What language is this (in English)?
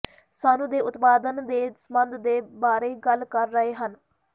Punjabi